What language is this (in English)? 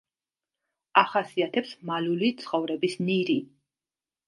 Georgian